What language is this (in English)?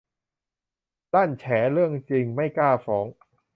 Thai